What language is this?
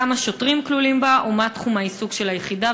Hebrew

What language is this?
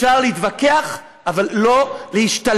Hebrew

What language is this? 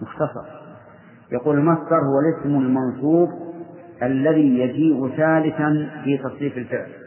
Arabic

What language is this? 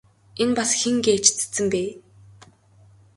Mongolian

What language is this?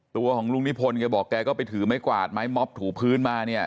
Thai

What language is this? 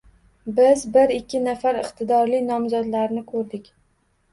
Uzbek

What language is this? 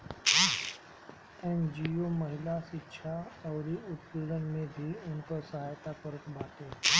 Bhojpuri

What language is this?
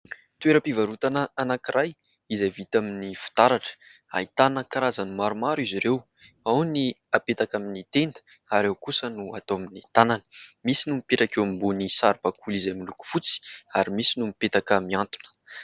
Malagasy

